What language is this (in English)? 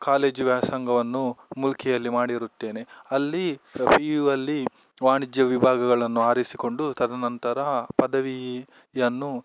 Kannada